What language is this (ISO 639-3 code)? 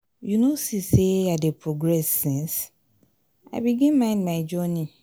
pcm